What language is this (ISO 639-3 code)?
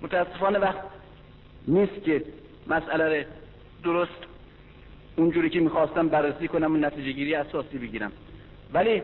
fas